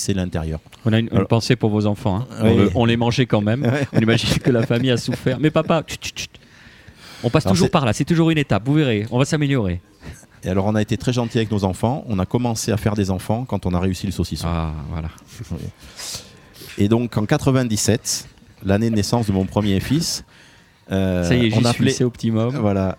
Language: French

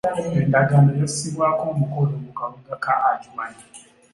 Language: Ganda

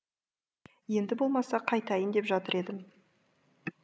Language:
Kazakh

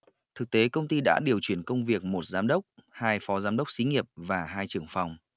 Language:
Vietnamese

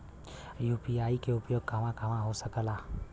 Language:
Bhojpuri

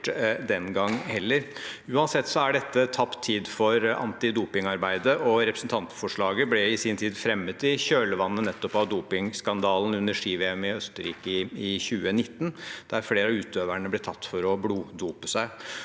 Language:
Norwegian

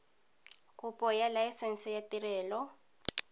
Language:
Tswana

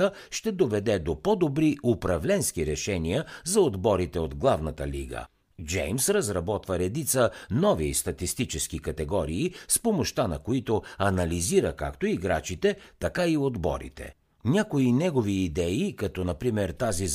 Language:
Bulgarian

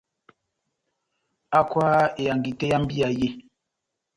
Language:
Batanga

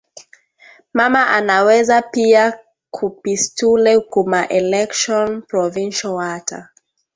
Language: Swahili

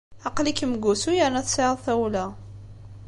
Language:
Kabyle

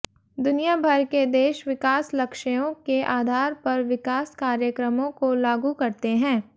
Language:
Hindi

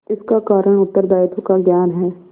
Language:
Hindi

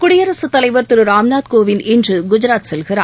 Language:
Tamil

